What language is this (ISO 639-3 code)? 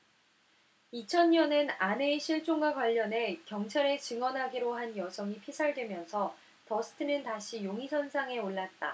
kor